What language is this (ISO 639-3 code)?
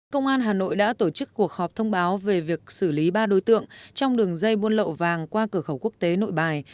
vie